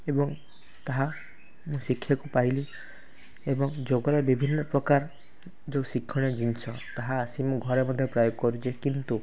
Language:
Odia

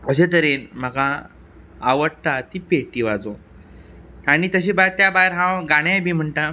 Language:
Konkani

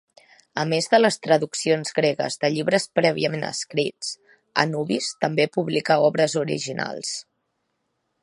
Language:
Catalan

